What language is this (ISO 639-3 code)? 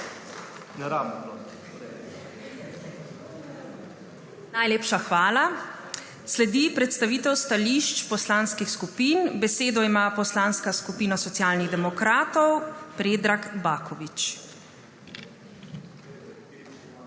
slv